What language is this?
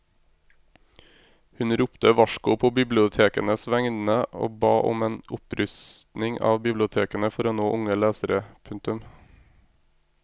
Norwegian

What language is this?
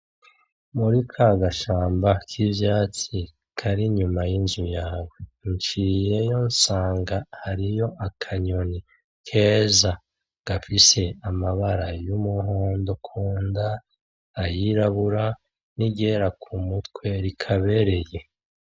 Rundi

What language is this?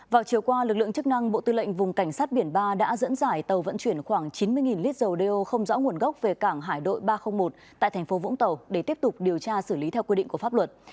Vietnamese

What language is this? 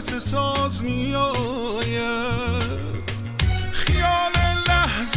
Persian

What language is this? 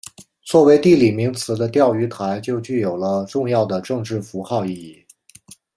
Chinese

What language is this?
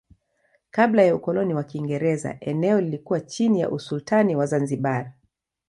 Swahili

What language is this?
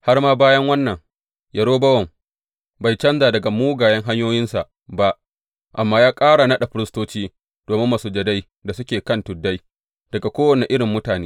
Hausa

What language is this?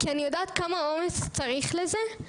Hebrew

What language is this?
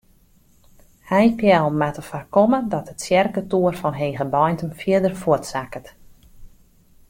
Western Frisian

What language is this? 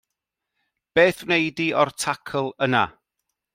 Welsh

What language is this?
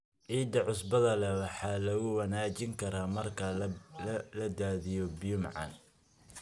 Somali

